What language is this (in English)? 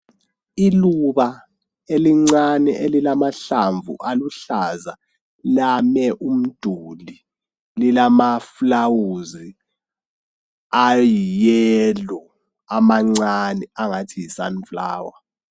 North Ndebele